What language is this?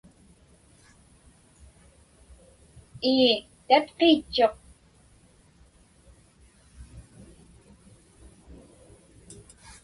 Inupiaq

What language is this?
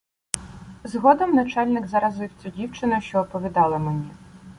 Ukrainian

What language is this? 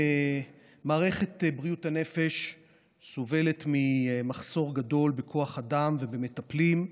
Hebrew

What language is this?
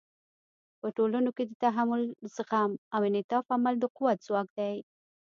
Pashto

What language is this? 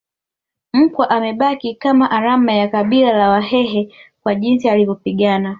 Swahili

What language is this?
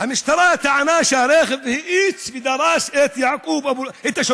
Hebrew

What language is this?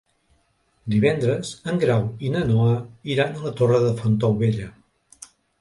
Catalan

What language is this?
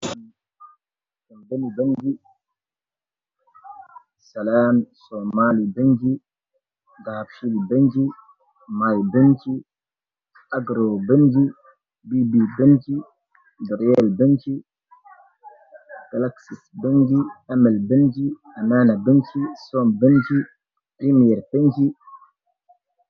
Somali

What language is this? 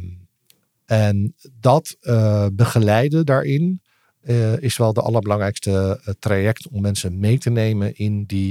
Dutch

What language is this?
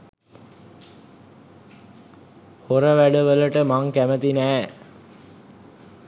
Sinhala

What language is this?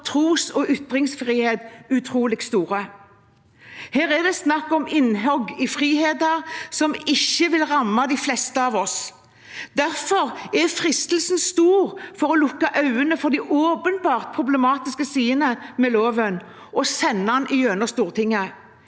Norwegian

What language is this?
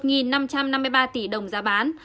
Vietnamese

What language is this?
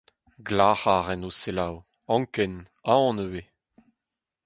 Breton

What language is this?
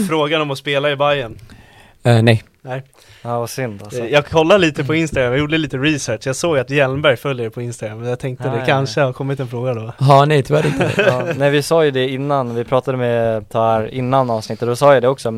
Swedish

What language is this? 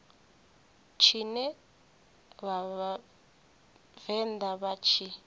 Venda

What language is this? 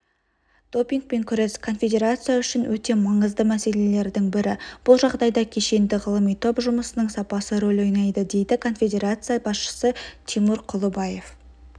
Kazakh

